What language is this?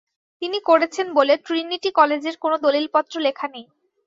Bangla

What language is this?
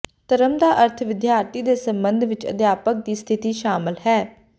Punjabi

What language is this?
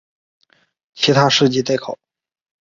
Chinese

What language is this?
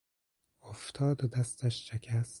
Persian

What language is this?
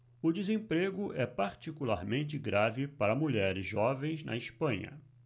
Portuguese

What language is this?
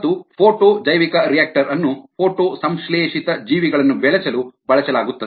Kannada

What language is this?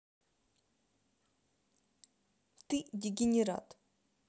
Russian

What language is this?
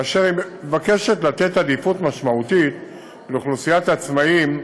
Hebrew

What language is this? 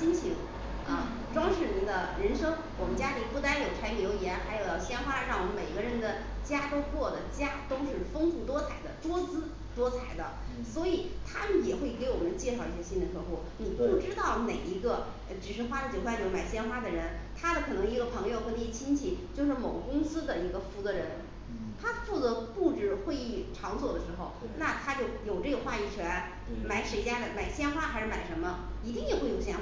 Chinese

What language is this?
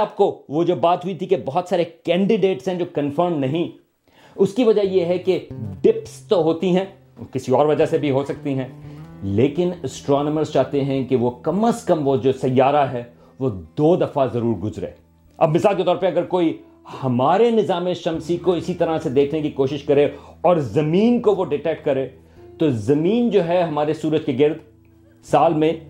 Urdu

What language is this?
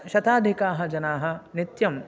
Sanskrit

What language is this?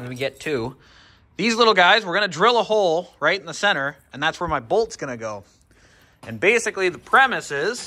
English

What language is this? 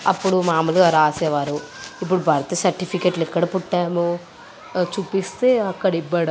Telugu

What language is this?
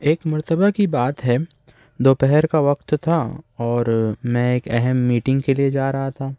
Urdu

